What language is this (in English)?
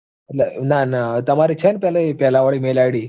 Gujarati